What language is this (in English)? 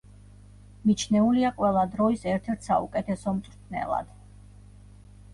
Georgian